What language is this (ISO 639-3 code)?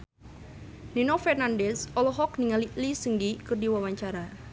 sun